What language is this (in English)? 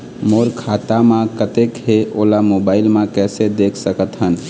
Chhattisgarhi